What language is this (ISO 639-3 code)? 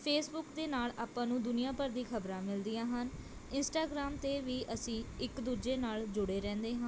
pan